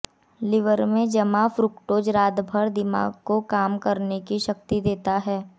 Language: Hindi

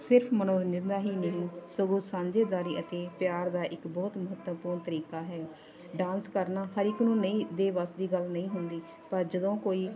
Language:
Punjabi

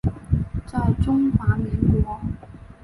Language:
Chinese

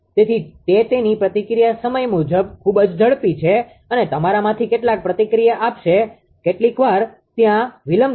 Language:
Gujarati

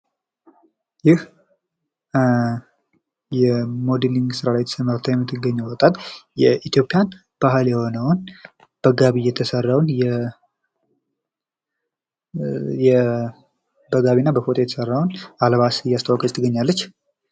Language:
Amharic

